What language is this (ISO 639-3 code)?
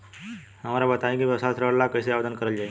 bho